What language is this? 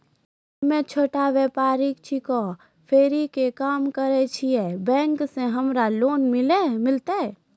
Maithili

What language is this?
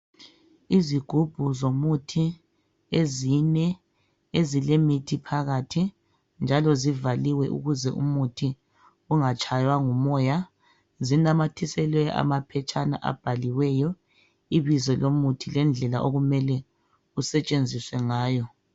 North Ndebele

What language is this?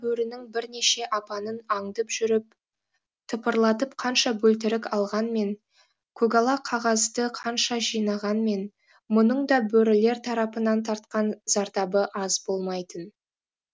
Kazakh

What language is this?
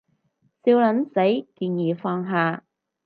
Cantonese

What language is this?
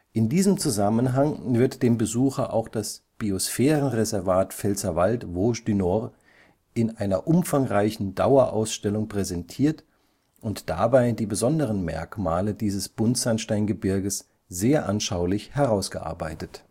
German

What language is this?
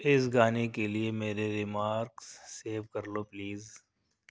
Urdu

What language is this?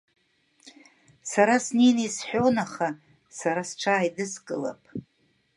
Abkhazian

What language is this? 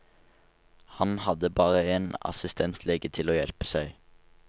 Norwegian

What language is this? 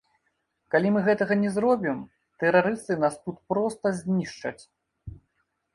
Belarusian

